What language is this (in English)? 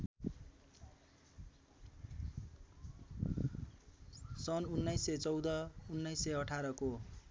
Nepali